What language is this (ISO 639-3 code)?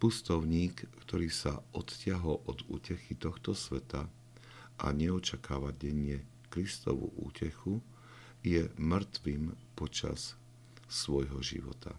slk